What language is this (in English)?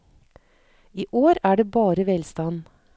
Norwegian